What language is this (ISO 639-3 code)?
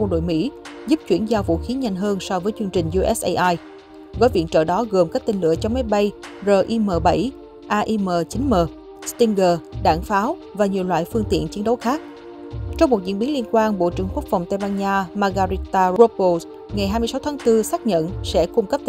vie